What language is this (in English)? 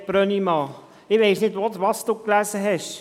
Swiss German